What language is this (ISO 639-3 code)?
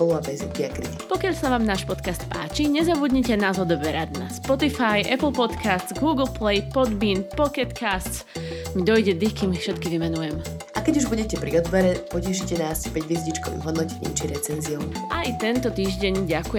slk